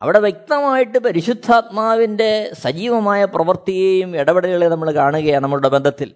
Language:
Malayalam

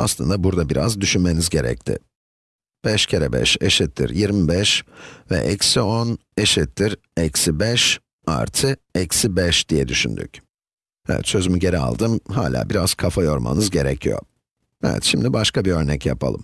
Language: Turkish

